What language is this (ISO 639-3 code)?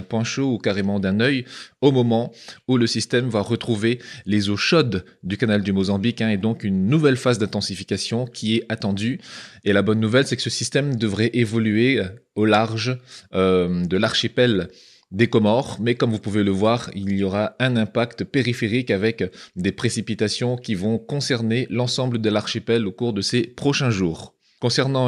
fra